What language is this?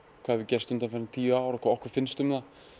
Icelandic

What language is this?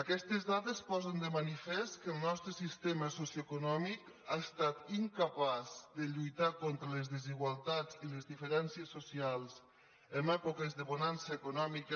Catalan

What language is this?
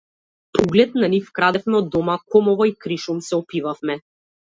Macedonian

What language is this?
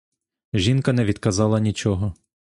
Ukrainian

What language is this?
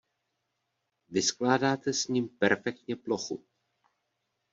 Czech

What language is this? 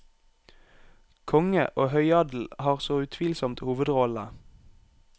Norwegian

